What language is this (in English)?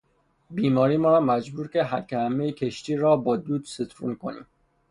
Persian